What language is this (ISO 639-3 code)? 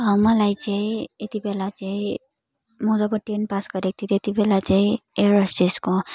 nep